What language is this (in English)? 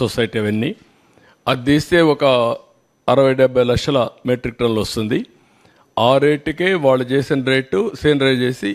Telugu